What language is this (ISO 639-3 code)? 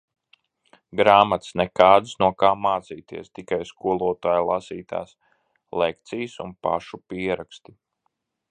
lav